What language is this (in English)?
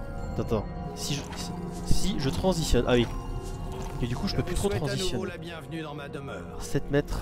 French